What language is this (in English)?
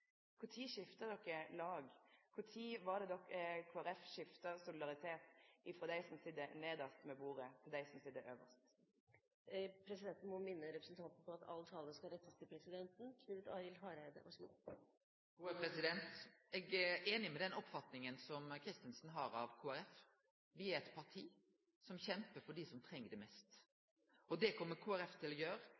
Norwegian